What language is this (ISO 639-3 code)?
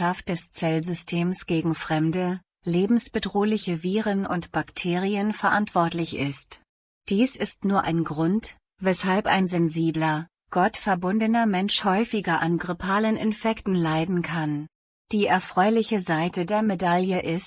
deu